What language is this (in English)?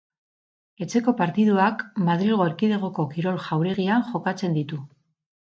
Basque